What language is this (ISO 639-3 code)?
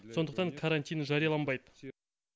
kaz